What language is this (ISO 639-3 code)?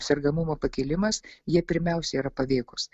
lit